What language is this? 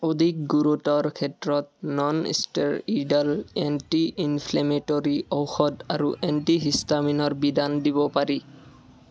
Assamese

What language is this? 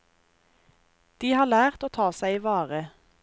Norwegian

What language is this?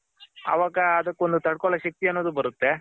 Kannada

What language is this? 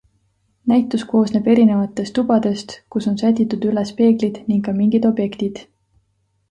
Estonian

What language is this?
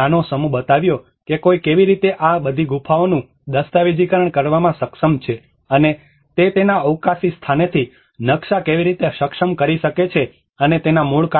Gujarati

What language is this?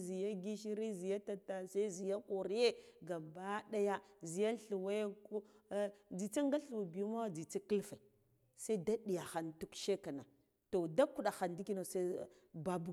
Guduf-Gava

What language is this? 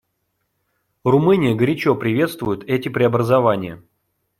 Russian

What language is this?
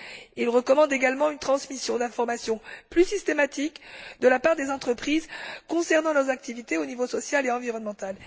French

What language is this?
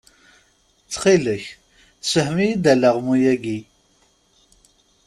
Kabyle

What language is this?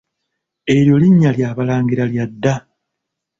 Ganda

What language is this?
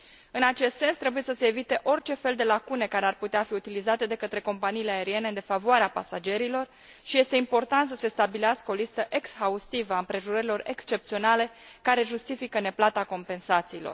Romanian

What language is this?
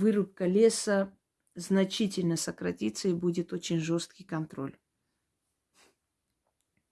Russian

